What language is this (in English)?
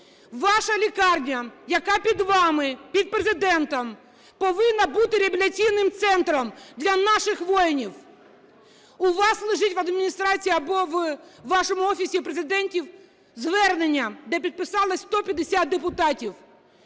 Ukrainian